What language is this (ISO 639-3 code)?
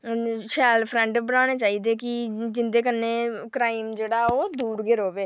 doi